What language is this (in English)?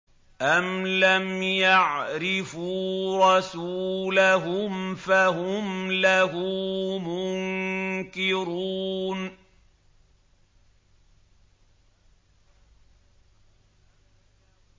Arabic